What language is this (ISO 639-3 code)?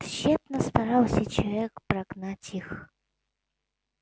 rus